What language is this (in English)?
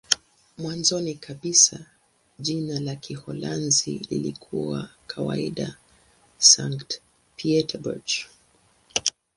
Swahili